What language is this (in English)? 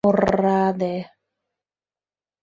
Mari